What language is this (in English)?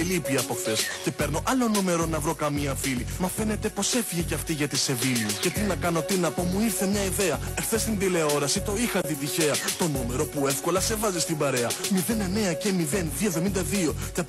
Greek